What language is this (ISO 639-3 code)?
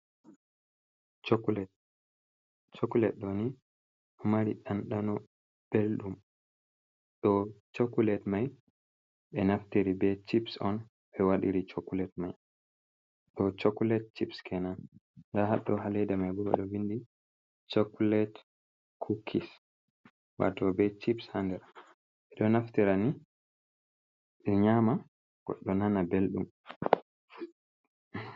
ful